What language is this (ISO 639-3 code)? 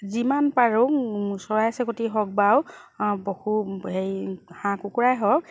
asm